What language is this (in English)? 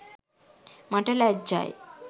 Sinhala